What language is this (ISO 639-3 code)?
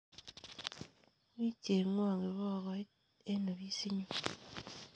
kln